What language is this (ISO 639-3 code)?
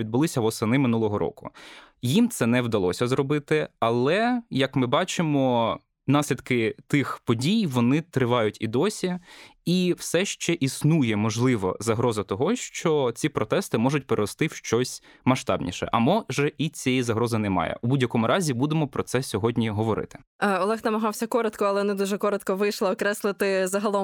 ukr